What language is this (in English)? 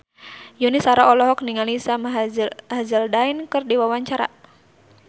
Sundanese